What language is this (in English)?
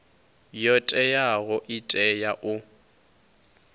Venda